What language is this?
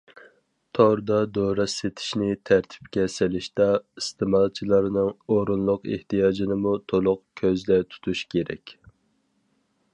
Uyghur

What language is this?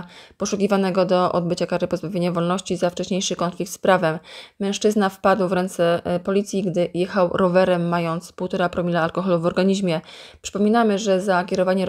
Polish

